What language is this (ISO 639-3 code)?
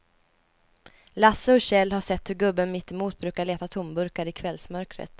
swe